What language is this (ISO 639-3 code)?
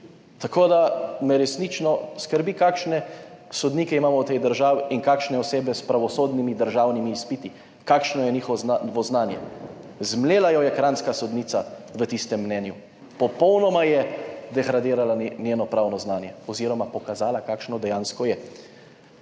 slv